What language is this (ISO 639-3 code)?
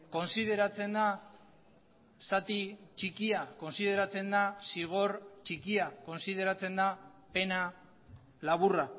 eus